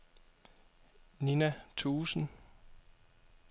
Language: Danish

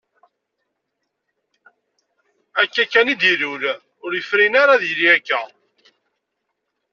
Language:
Kabyle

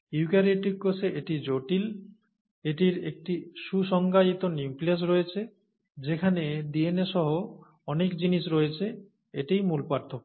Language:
Bangla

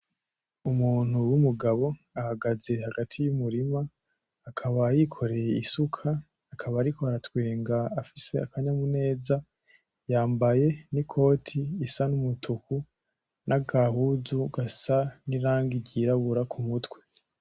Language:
Rundi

